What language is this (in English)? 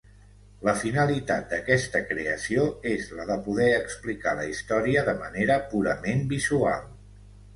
Catalan